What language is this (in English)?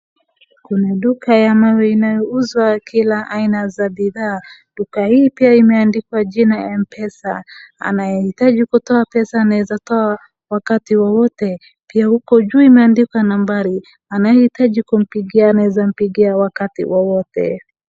Swahili